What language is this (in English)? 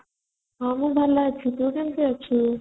Odia